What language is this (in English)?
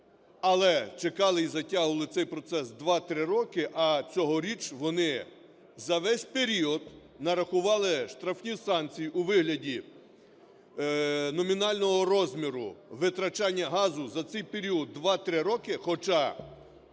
Ukrainian